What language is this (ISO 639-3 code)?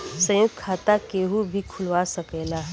bho